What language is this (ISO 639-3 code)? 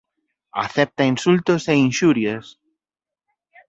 glg